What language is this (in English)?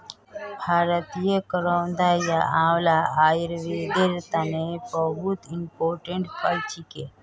Magahi